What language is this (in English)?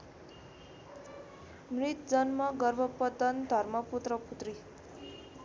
Nepali